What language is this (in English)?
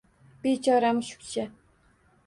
Uzbek